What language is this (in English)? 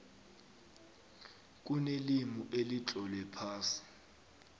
South Ndebele